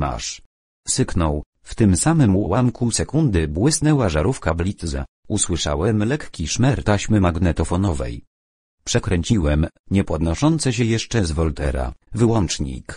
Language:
Polish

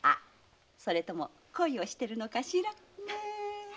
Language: Japanese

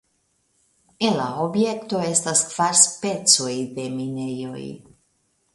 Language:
Esperanto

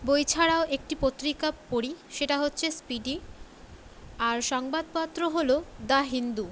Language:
Bangla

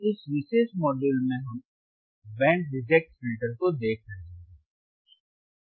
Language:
Hindi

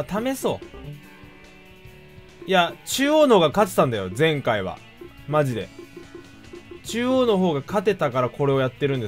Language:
Japanese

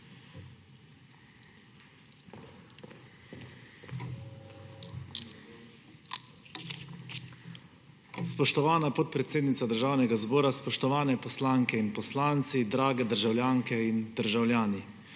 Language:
Slovenian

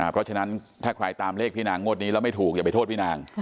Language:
Thai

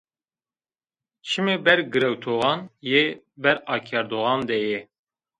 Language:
Zaza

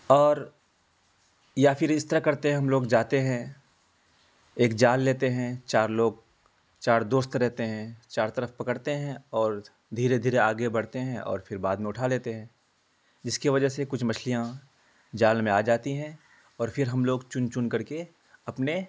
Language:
Urdu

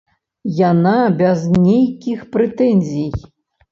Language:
Belarusian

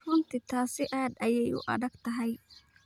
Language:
Somali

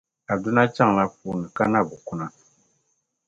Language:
Dagbani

